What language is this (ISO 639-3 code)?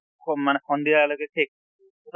asm